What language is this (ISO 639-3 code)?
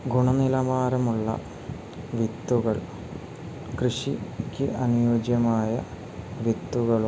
mal